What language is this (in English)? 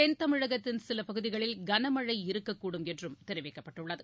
Tamil